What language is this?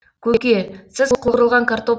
Kazakh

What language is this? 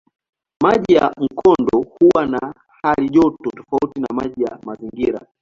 Swahili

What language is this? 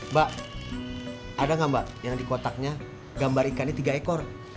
Indonesian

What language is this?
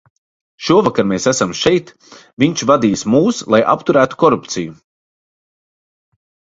Latvian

